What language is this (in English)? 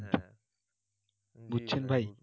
Bangla